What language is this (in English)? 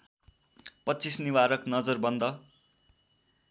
Nepali